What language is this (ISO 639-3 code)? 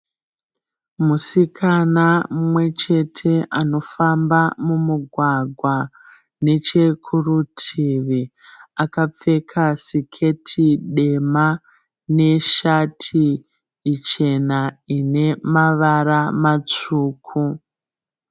sna